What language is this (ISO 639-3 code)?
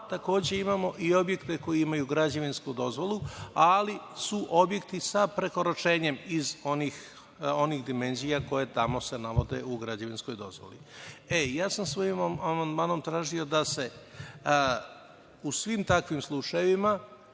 srp